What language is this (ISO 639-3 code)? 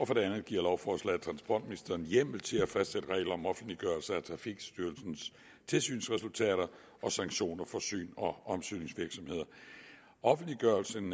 dan